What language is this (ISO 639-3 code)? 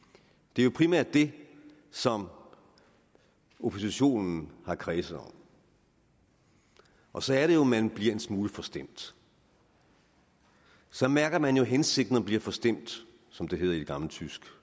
dan